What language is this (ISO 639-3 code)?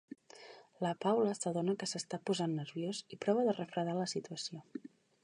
cat